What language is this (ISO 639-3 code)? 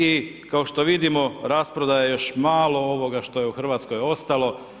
hrv